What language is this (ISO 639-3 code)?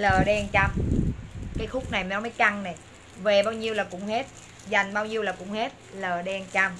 vie